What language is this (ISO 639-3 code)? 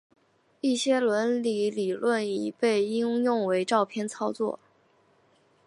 zho